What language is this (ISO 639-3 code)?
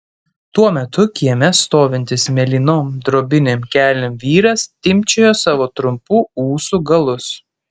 lit